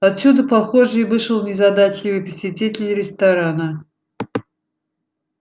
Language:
Russian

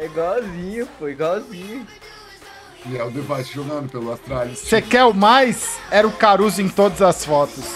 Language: Portuguese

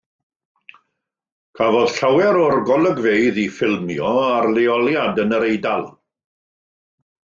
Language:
Welsh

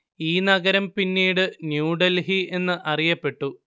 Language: Malayalam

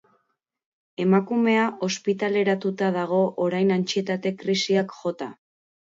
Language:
Basque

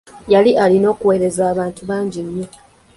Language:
Ganda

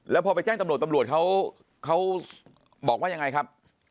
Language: Thai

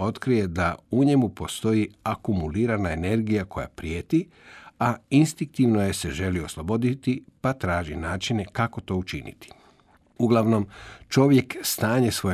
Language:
Croatian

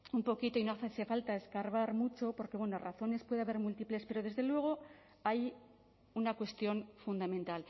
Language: Spanish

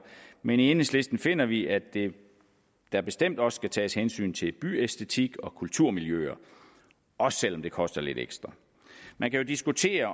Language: Danish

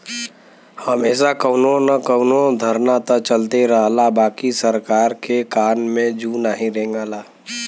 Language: Bhojpuri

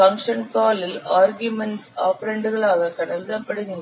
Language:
Tamil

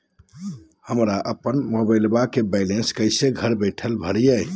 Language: Magahi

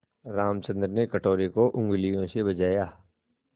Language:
Hindi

